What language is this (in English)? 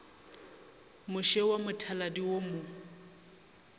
Northern Sotho